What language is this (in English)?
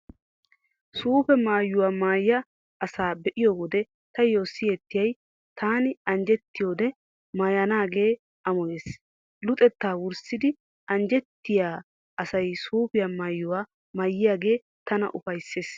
Wolaytta